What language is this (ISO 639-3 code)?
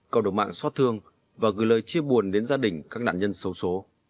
vie